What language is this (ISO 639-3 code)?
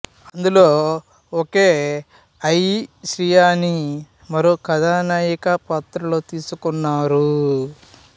tel